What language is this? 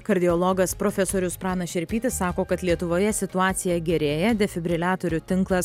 Lithuanian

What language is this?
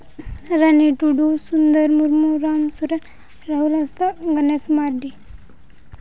Santali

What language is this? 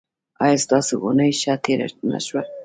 Pashto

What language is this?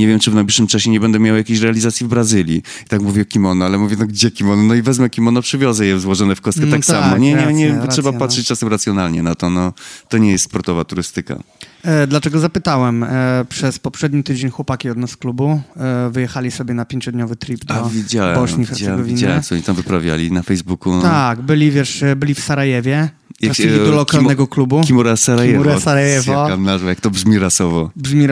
Polish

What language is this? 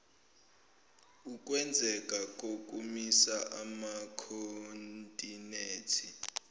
Zulu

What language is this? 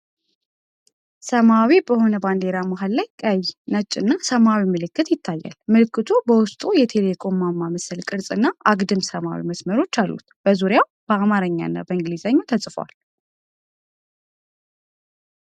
Amharic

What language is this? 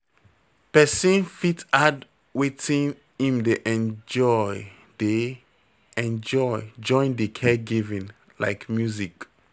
Nigerian Pidgin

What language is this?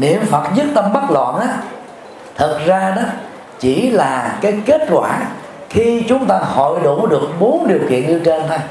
Vietnamese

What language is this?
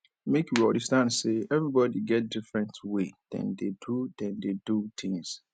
Nigerian Pidgin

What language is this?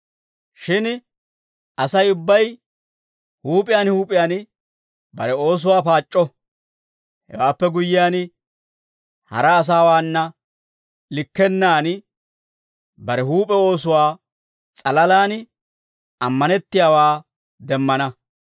Dawro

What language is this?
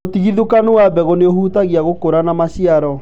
Kikuyu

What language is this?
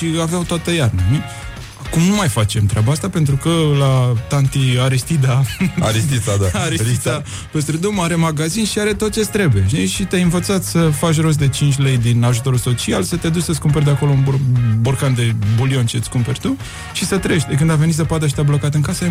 Romanian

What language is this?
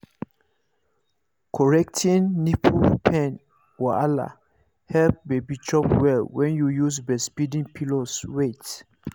Nigerian Pidgin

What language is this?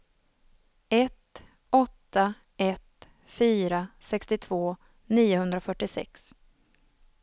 Swedish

